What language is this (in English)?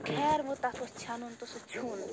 Kashmiri